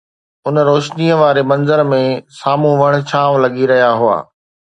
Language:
Sindhi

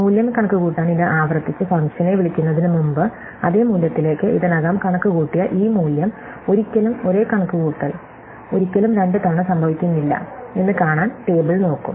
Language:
Malayalam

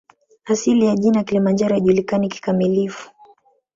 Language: Swahili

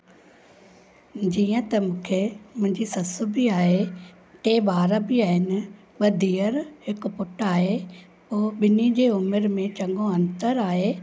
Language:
Sindhi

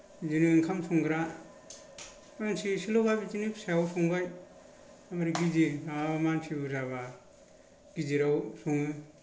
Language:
Bodo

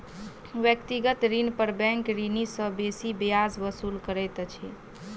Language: Maithili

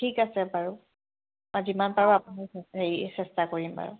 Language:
Assamese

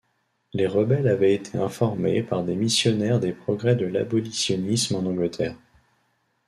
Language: French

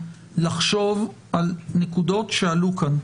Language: Hebrew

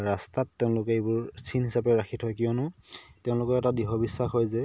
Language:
Assamese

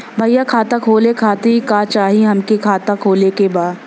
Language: Bhojpuri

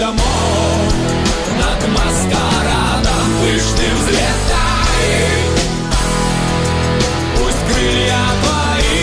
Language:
Russian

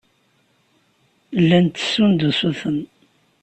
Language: Kabyle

